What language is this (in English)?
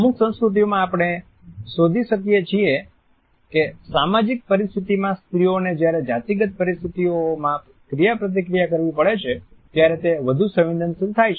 Gujarati